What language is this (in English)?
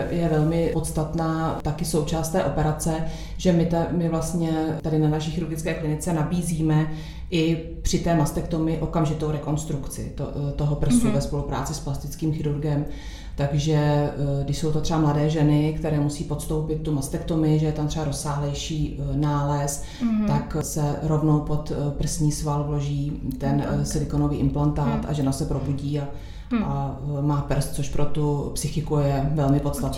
Czech